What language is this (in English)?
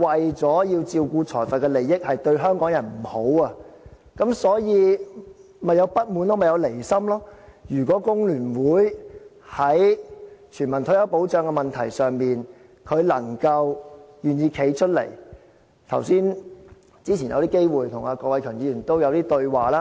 Cantonese